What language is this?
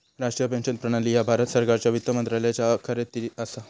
Marathi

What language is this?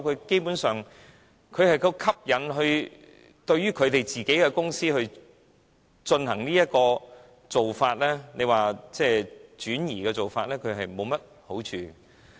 Cantonese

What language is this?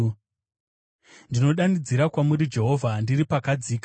Shona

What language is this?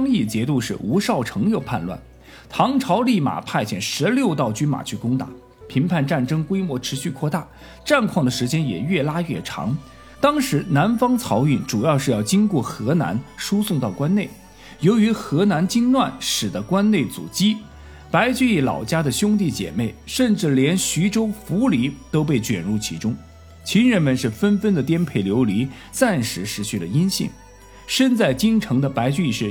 Chinese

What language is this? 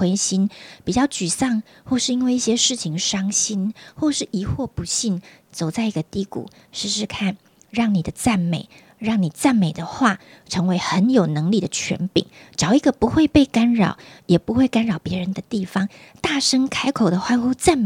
Chinese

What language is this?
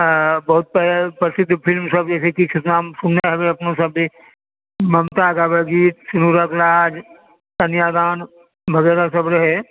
Maithili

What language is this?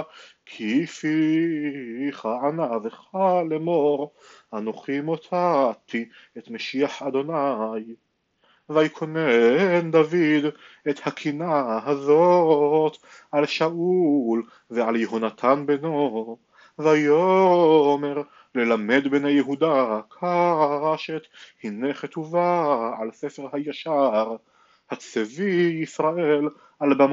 Hebrew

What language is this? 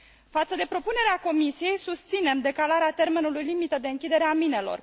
Romanian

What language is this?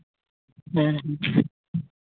Santali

